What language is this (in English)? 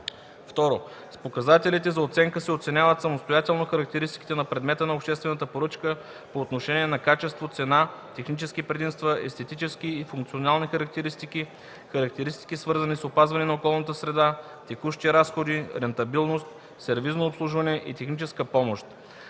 Bulgarian